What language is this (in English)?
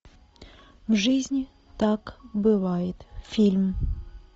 Russian